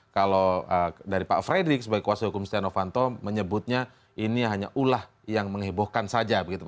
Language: Indonesian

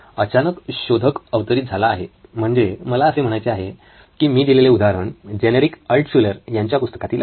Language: Marathi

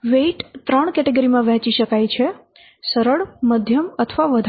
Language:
Gujarati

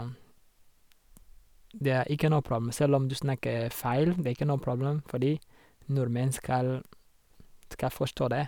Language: Norwegian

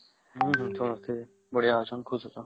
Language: Odia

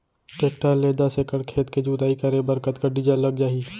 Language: Chhattisgarhi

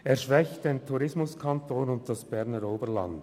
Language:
Swiss German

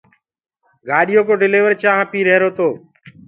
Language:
Gurgula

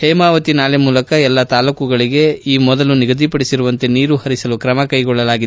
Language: Kannada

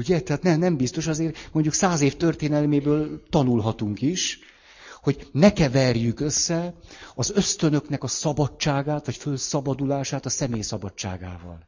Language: Hungarian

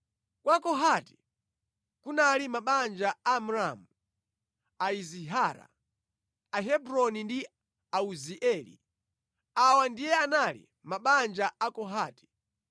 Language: Nyanja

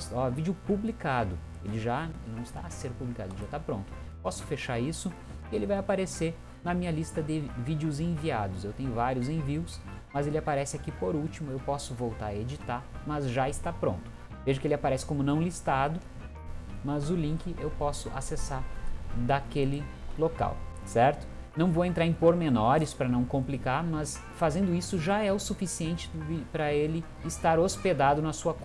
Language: Portuguese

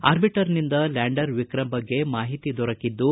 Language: Kannada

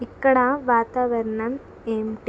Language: Telugu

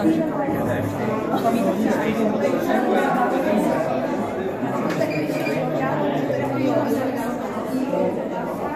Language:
Czech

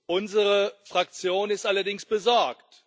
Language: German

